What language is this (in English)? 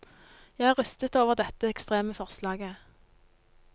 Norwegian